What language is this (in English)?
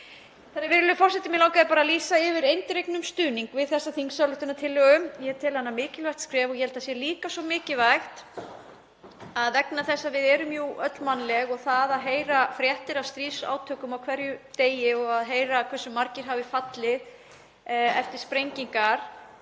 Icelandic